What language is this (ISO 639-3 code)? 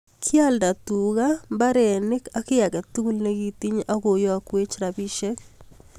kln